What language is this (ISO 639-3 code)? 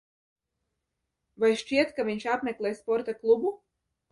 lav